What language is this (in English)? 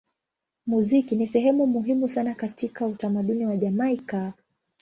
Swahili